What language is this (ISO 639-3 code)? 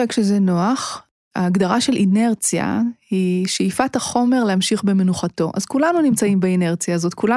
heb